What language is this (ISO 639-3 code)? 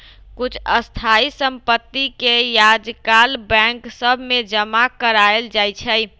mag